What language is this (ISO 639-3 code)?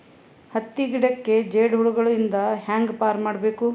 kan